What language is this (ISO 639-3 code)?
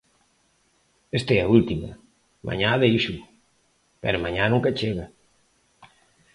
glg